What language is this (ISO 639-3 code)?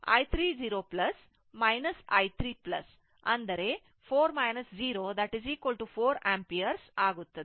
kan